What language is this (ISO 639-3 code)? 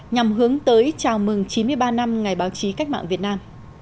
vie